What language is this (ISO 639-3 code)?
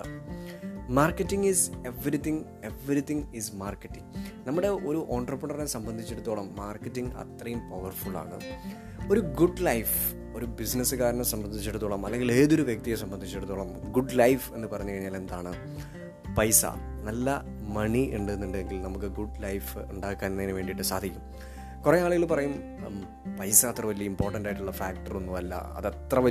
mal